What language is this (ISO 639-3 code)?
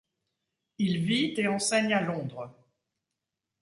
fra